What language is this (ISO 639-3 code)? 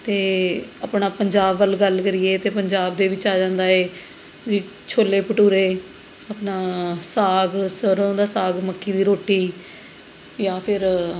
pan